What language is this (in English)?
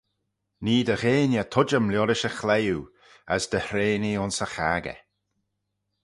Manx